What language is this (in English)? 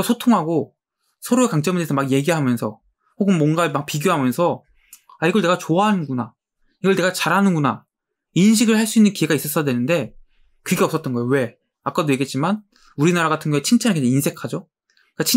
Korean